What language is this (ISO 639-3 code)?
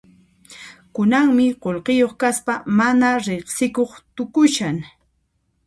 qxp